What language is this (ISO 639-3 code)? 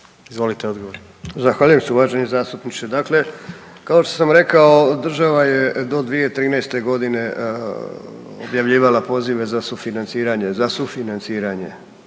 hrv